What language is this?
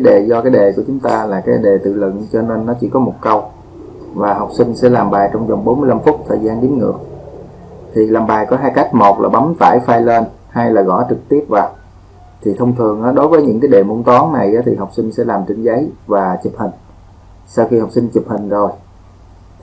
Vietnamese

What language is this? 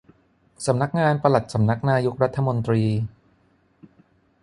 Thai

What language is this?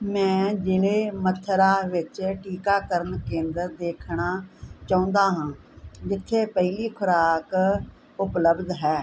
Punjabi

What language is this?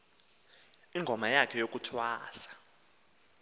Xhosa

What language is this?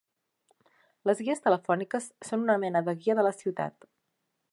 Catalan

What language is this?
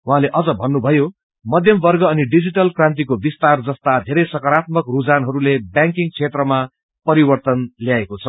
Nepali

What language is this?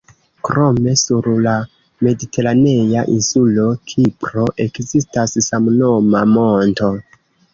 Esperanto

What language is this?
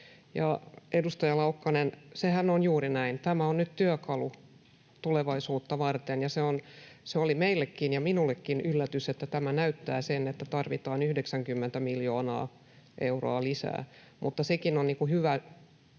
Finnish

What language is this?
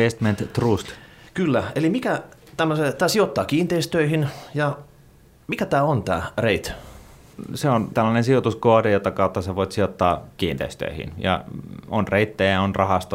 Finnish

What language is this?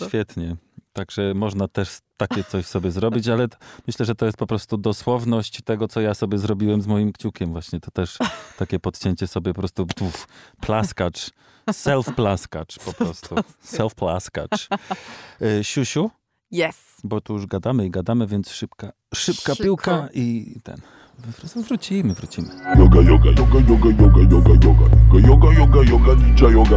Polish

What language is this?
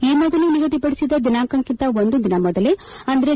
Kannada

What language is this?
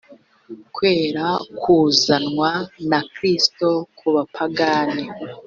Kinyarwanda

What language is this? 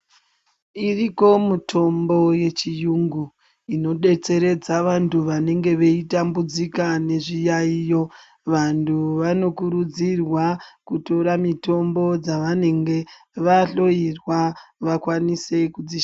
Ndau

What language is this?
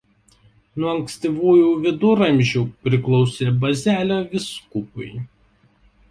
Lithuanian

